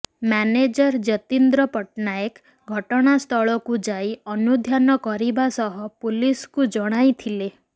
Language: Odia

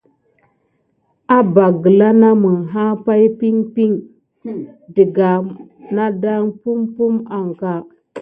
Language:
Gidar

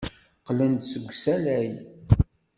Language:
Kabyle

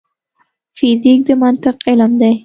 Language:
Pashto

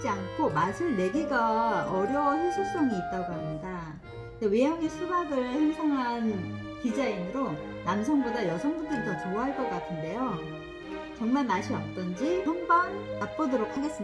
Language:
Korean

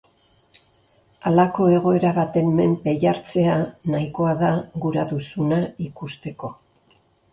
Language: Basque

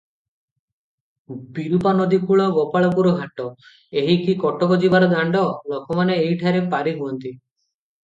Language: Odia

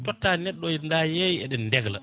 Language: Fula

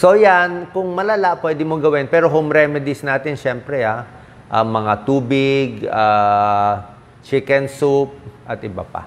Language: Filipino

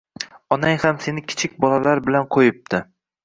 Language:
Uzbek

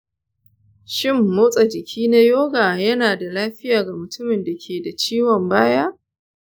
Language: Hausa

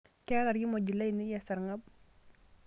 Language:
Masai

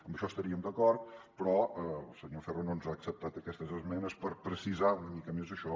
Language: Catalan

